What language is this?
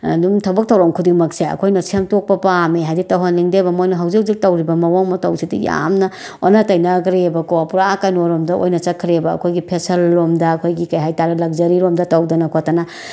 Manipuri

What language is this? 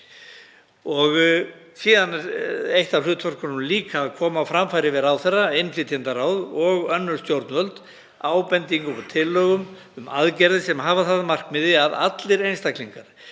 Icelandic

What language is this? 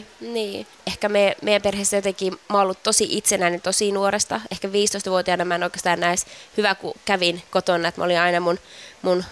Finnish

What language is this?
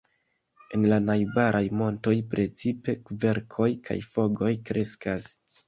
Esperanto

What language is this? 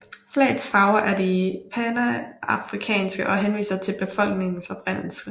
Danish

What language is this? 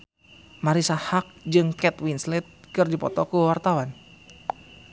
Sundanese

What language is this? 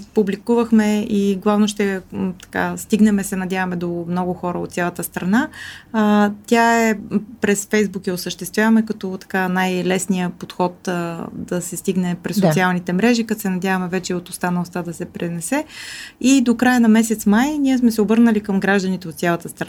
Bulgarian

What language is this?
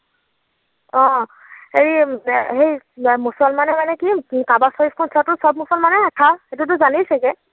Assamese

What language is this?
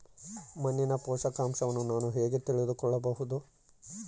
Kannada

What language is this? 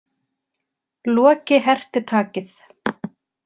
Icelandic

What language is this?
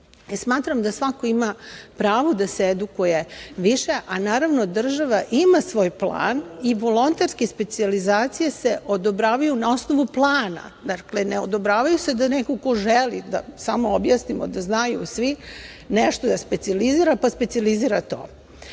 Serbian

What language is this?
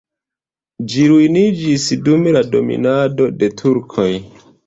Esperanto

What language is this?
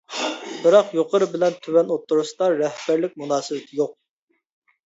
Uyghur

